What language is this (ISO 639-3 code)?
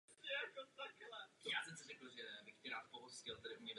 ces